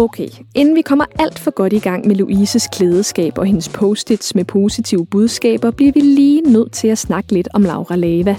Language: Danish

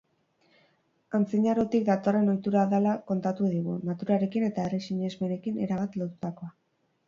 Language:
Basque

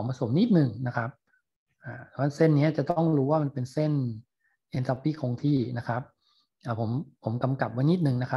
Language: Thai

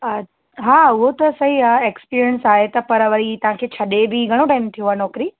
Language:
Sindhi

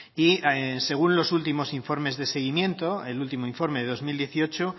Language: Spanish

